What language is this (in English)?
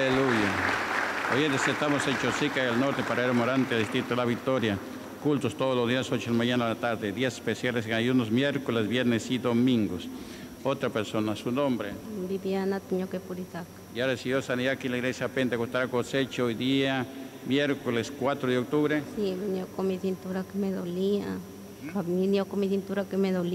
Spanish